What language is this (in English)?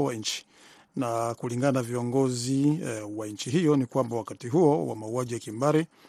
Swahili